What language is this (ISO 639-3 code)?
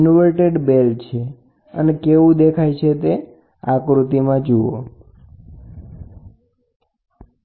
guj